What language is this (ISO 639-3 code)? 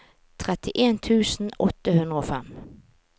nor